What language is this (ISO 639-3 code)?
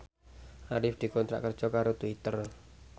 jav